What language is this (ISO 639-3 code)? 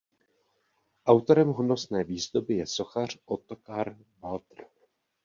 ces